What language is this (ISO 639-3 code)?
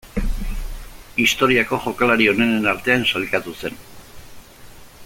eus